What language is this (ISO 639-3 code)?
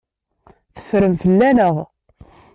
kab